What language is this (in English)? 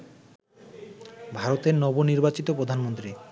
Bangla